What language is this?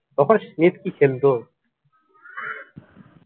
Bangla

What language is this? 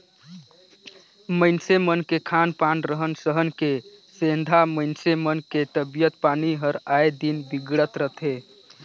Chhattisgarhi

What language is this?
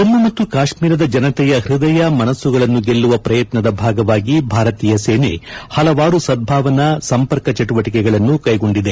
Kannada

